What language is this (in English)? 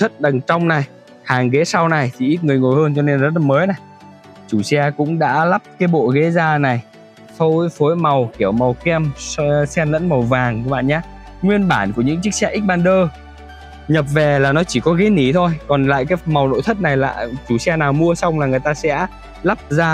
Vietnamese